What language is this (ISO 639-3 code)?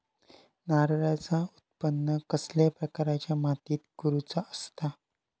mar